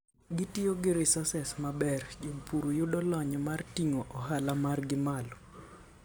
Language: Luo (Kenya and Tanzania)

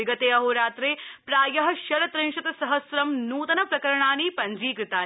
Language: Sanskrit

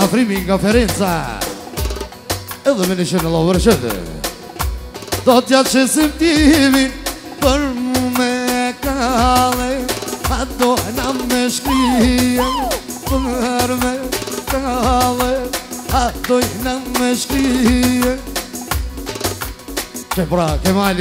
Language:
Romanian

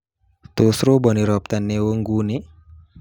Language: Kalenjin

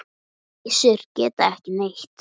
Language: Icelandic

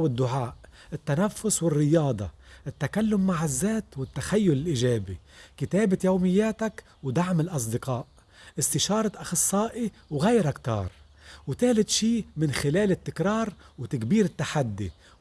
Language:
Arabic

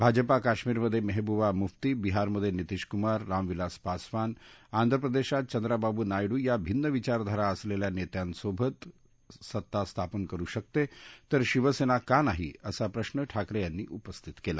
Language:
Marathi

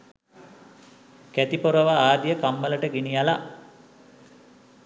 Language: Sinhala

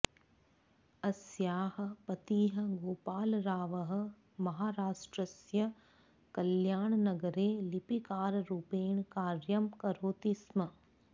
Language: Sanskrit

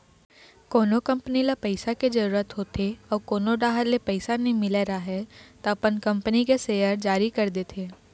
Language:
Chhattisgarhi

